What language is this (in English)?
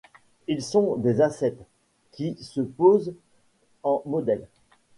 French